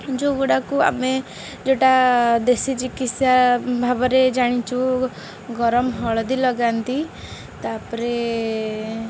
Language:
Odia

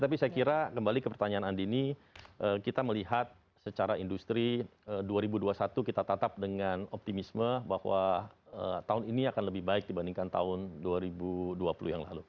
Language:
Indonesian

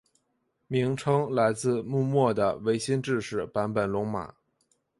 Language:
Chinese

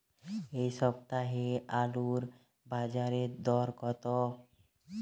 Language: Bangla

